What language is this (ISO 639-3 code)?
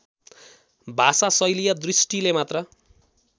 nep